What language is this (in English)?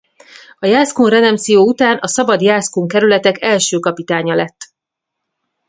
Hungarian